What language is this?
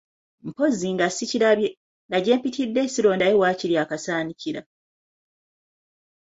Ganda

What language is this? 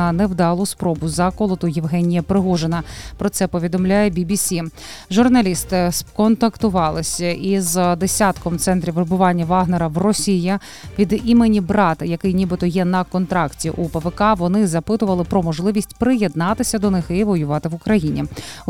Ukrainian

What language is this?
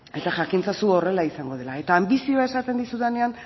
Basque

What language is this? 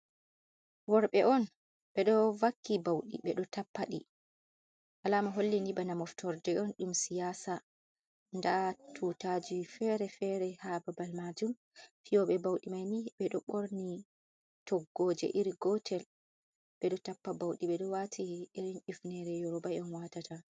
Fula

